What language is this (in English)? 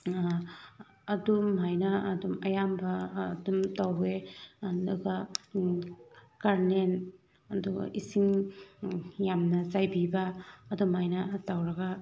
Manipuri